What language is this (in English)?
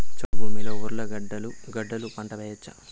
Telugu